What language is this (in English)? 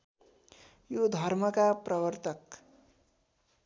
Nepali